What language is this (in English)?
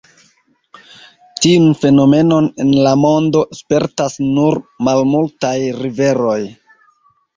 Esperanto